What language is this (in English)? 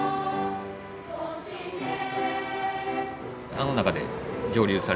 Japanese